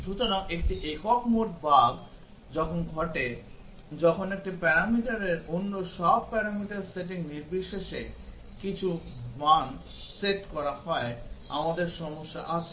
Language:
Bangla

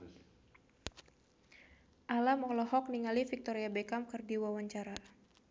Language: Sundanese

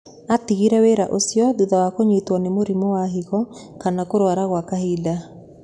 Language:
Kikuyu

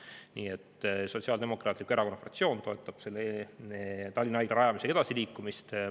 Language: Estonian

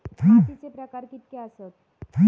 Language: Marathi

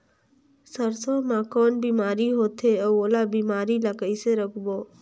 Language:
Chhattisgarhi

